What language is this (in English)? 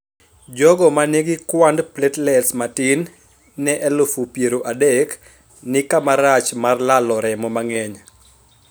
Luo (Kenya and Tanzania)